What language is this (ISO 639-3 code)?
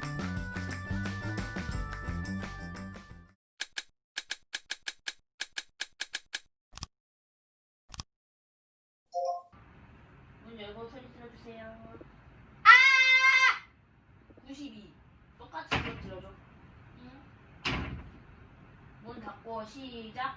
kor